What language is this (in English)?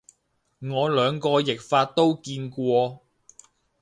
Cantonese